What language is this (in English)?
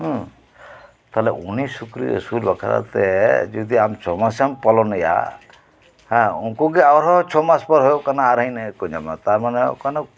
Santali